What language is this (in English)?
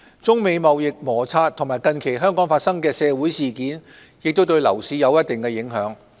Cantonese